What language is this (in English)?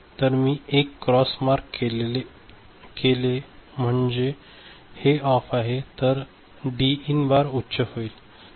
Marathi